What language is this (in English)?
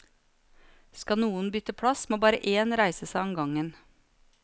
Norwegian